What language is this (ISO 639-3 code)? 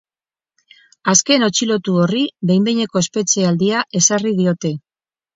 eus